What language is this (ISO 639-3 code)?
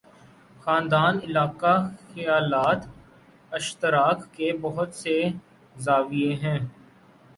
urd